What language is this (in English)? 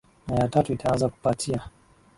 Swahili